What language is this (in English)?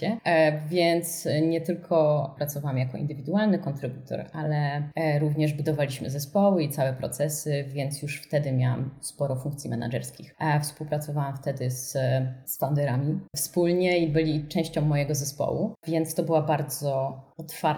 Polish